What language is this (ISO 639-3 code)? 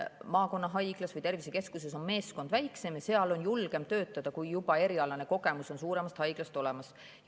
est